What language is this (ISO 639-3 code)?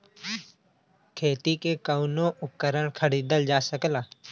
bho